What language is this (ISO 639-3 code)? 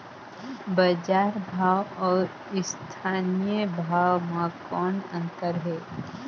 hne